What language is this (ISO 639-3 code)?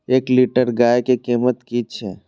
mai